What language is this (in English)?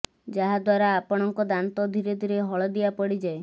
Odia